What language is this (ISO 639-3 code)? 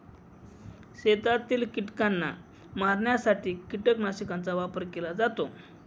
mar